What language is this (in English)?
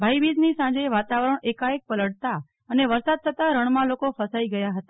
Gujarati